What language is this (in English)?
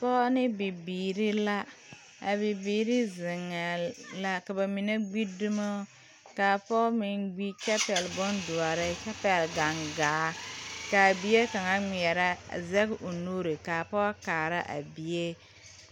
Southern Dagaare